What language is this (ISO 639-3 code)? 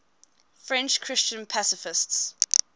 eng